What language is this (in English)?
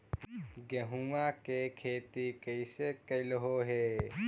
Magahi